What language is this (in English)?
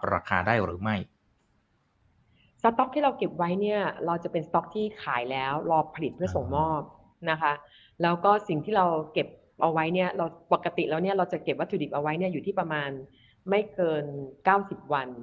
Thai